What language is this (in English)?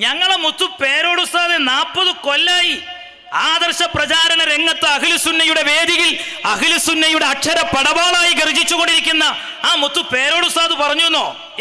Malayalam